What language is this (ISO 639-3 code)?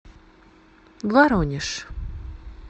rus